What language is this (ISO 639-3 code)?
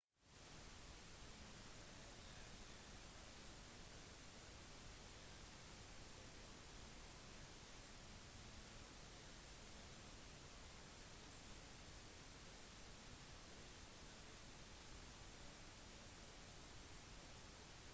nob